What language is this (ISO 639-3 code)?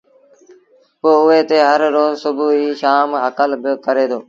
sbn